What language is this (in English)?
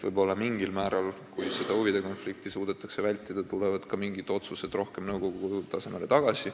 Estonian